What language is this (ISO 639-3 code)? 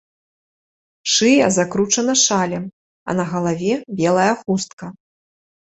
bel